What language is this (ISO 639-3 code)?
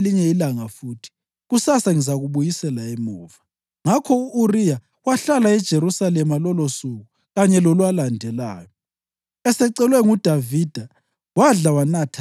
nde